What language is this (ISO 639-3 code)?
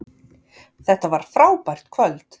isl